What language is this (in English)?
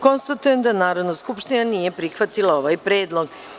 Serbian